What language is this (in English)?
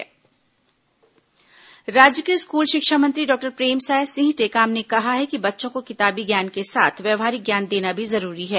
Hindi